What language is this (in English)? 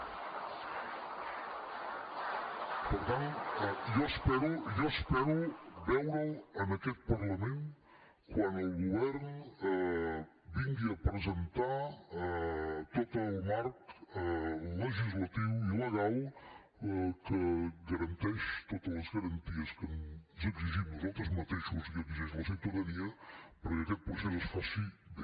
Catalan